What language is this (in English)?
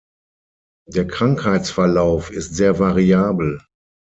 German